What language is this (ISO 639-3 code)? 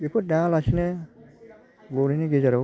brx